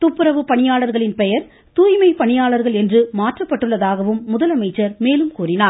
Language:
Tamil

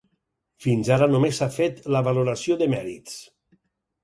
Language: Catalan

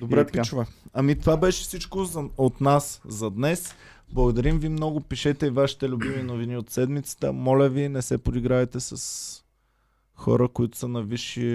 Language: Bulgarian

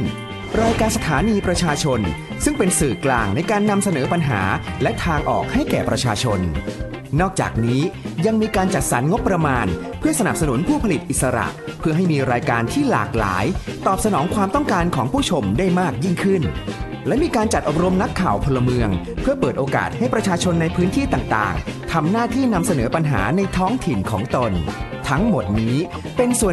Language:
Thai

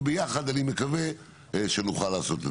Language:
Hebrew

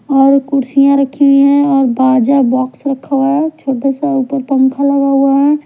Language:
Hindi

